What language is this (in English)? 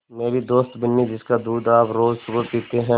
Hindi